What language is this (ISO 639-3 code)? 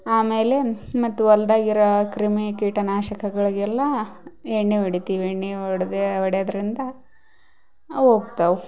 kan